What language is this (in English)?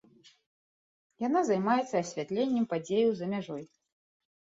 Belarusian